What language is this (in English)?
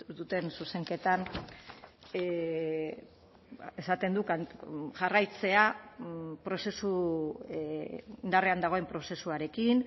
Basque